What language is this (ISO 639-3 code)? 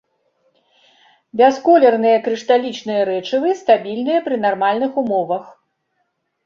bel